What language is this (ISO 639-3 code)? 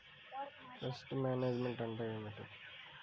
tel